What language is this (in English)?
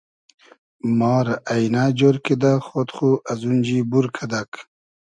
Hazaragi